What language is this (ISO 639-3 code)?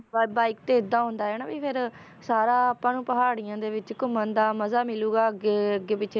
pan